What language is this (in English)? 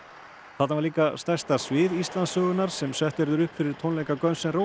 Icelandic